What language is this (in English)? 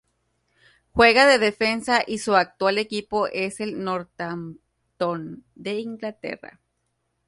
Spanish